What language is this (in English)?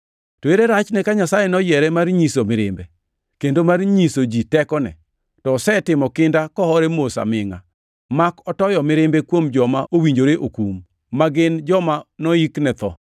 Luo (Kenya and Tanzania)